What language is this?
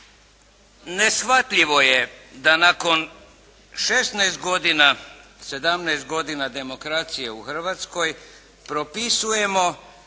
Croatian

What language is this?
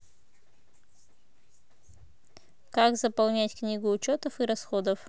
Russian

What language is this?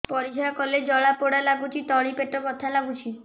Odia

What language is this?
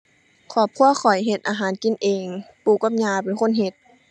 Thai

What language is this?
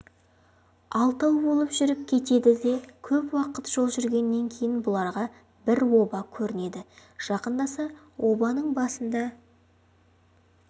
Kazakh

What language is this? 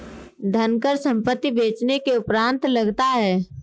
Hindi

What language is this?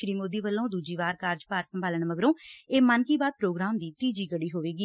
Punjabi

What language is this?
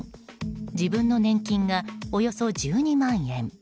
Japanese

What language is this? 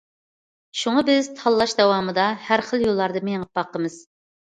Uyghur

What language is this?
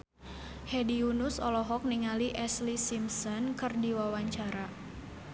Sundanese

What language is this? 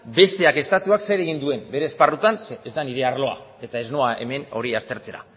Basque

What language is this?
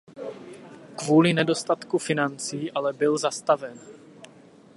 Czech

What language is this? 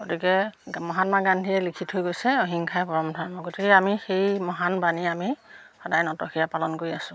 Assamese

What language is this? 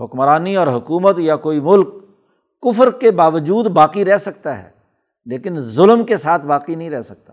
Urdu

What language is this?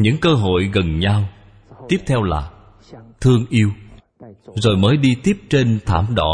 Vietnamese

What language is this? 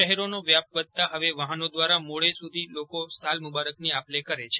Gujarati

